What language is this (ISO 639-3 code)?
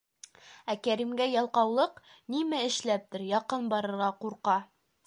bak